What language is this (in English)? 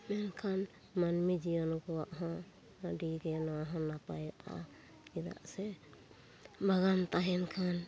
Santali